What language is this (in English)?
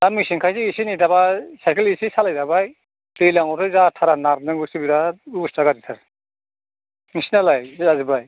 Bodo